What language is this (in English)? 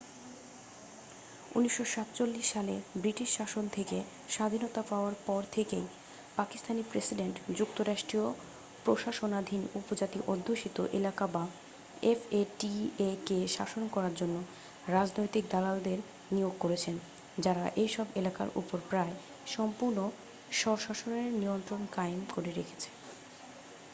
Bangla